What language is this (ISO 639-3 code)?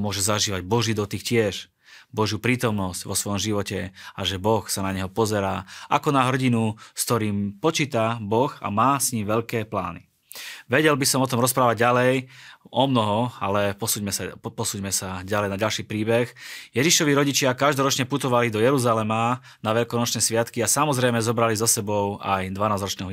slk